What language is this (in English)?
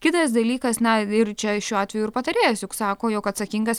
Lithuanian